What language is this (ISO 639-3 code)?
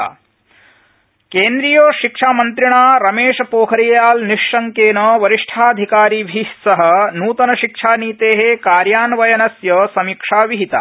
san